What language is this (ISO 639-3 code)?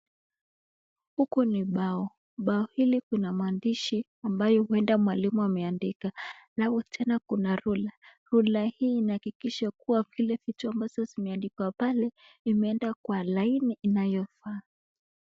swa